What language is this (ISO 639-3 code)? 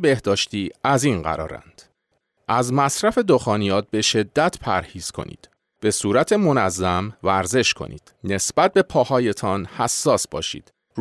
fas